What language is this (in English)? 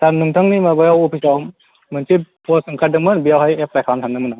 Bodo